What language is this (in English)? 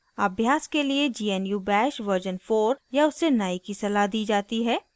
Hindi